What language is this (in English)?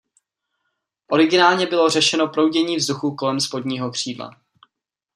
Czech